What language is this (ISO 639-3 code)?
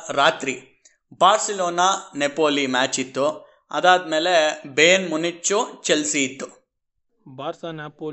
kan